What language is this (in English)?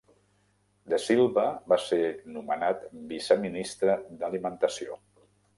Catalan